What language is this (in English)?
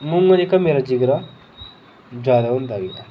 Dogri